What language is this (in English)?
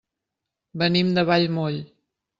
Catalan